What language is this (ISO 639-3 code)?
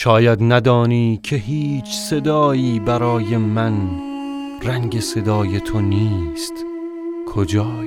fas